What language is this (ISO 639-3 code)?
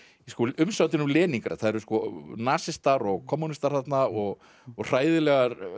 isl